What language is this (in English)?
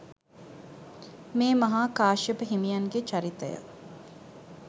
Sinhala